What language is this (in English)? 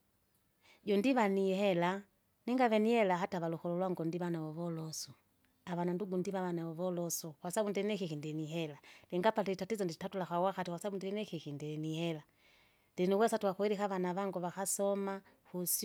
Kinga